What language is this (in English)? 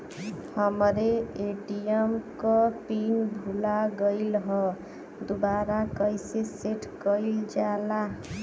Bhojpuri